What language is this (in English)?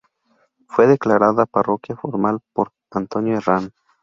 Spanish